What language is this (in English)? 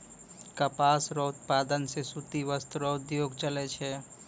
Maithili